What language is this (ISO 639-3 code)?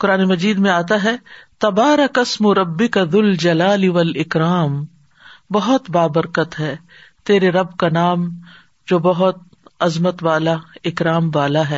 urd